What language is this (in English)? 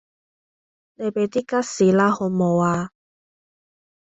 Cantonese